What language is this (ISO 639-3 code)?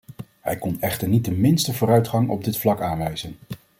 nld